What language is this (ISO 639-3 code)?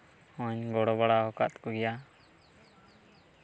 sat